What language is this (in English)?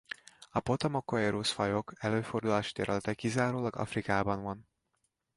Hungarian